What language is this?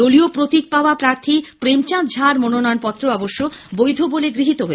Bangla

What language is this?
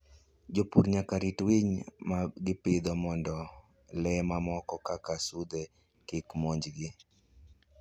Luo (Kenya and Tanzania)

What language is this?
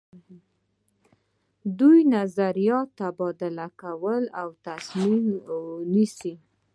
Pashto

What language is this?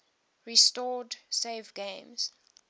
English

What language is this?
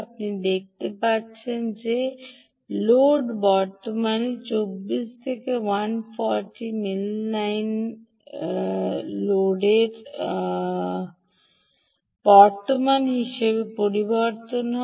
Bangla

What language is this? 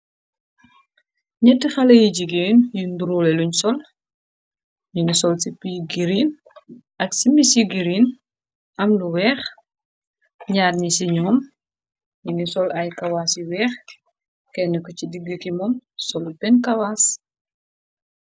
Wolof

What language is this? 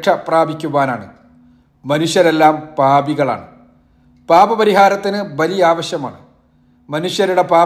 Malayalam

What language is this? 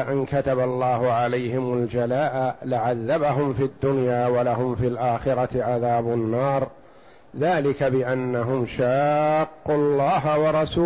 Arabic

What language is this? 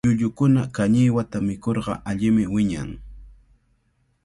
Cajatambo North Lima Quechua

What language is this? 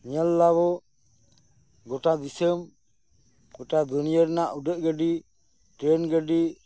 Santali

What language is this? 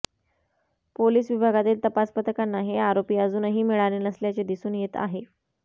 Marathi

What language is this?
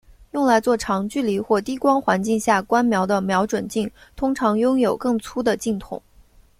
Chinese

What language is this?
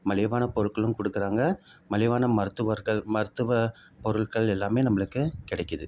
Tamil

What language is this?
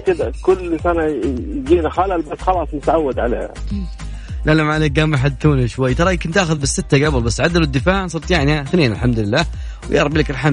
Arabic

